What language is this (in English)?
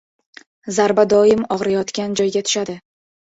Uzbek